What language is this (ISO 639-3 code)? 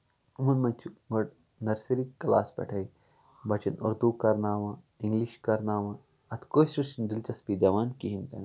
kas